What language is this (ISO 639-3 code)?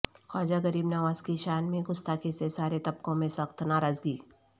urd